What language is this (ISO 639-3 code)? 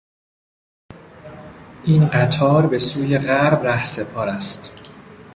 fas